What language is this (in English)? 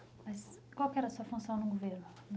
Portuguese